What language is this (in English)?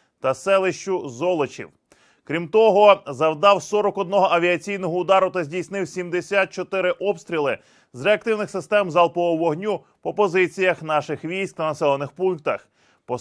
Ukrainian